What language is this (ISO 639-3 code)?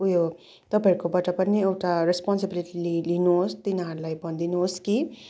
nep